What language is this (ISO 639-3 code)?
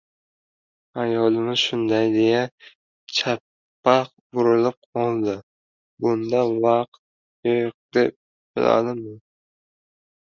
uzb